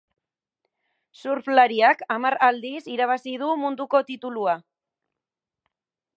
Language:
Basque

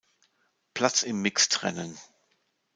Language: German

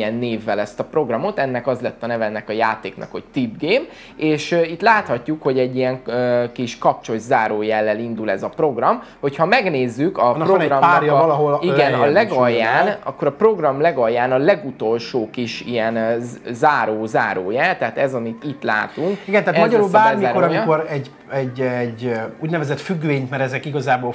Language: Hungarian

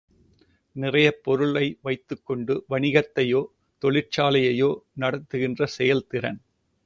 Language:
Tamil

